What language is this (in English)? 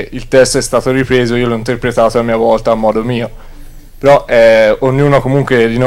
Italian